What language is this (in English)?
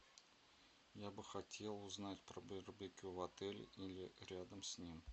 Russian